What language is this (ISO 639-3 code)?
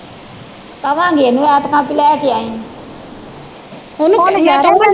pan